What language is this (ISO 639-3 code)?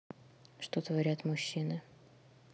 rus